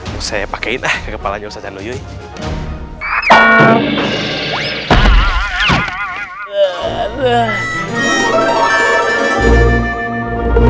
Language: Indonesian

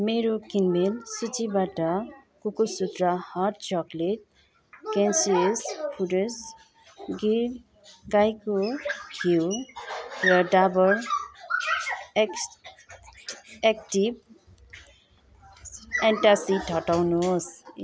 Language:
Nepali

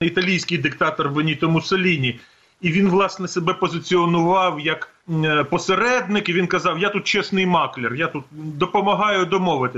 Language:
Ukrainian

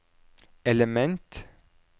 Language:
Norwegian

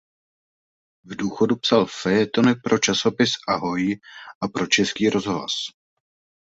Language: Czech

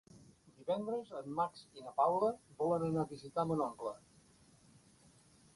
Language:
Catalan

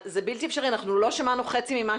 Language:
Hebrew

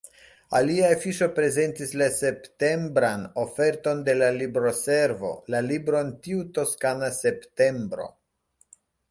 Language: Esperanto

